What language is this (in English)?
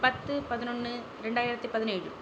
Tamil